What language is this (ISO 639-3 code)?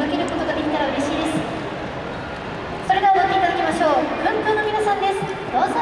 jpn